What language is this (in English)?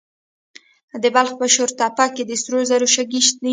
Pashto